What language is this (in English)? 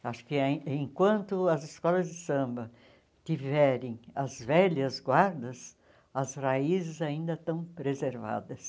Portuguese